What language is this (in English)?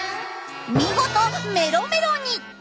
Japanese